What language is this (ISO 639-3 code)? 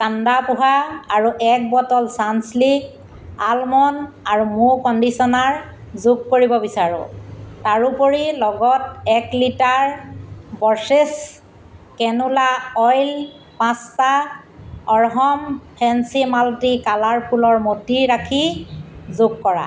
asm